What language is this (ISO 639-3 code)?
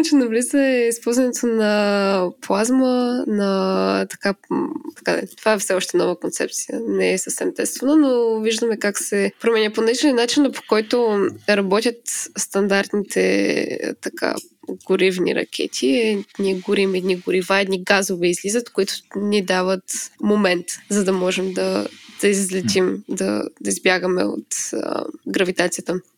bul